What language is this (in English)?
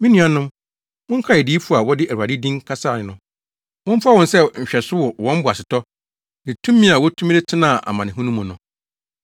Akan